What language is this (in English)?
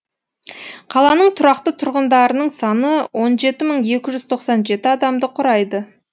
Kazakh